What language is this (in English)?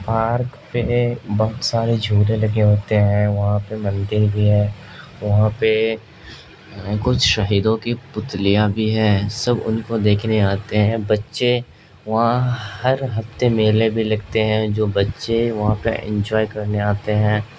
Urdu